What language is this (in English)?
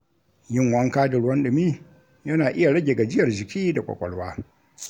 Hausa